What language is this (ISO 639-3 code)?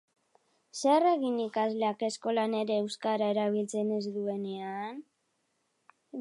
eus